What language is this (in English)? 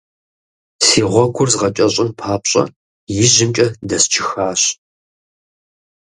Kabardian